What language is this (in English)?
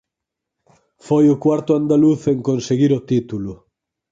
Galician